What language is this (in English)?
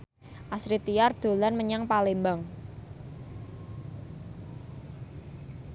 Javanese